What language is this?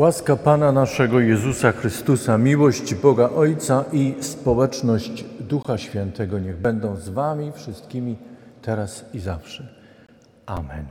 Polish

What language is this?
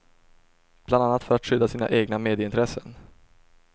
Swedish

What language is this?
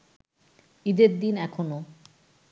Bangla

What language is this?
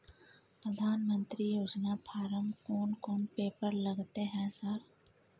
Maithili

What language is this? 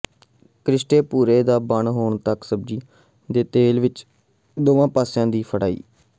Punjabi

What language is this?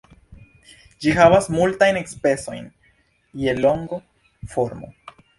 Esperanto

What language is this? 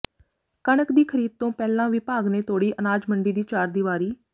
Punjabi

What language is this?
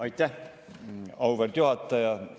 Estonian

